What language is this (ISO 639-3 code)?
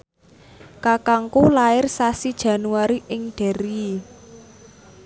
jav